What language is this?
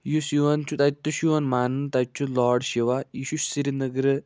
Kashmiri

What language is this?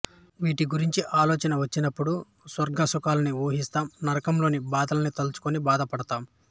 Telugu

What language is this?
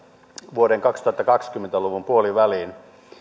Finnish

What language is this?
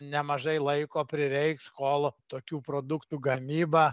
Lithuanian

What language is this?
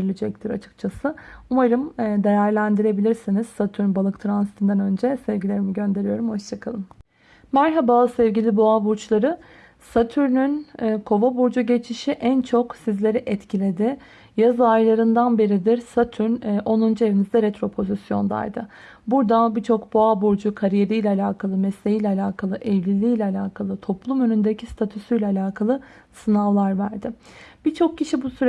Turkish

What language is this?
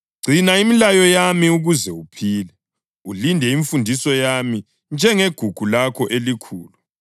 North Ndebele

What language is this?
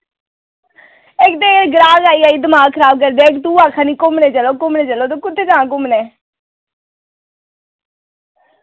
Dogri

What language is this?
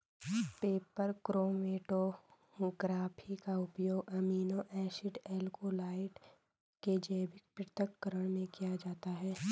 Hindi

